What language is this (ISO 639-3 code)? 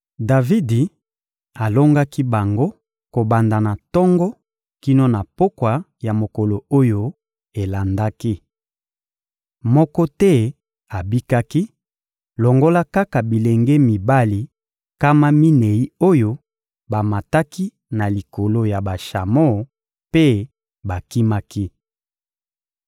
lin